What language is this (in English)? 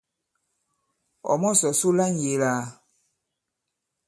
Bankon